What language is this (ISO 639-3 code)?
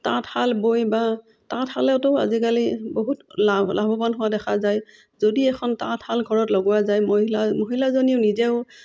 asm